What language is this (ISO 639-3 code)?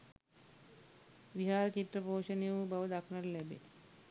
sin